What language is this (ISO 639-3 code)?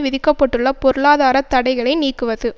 tam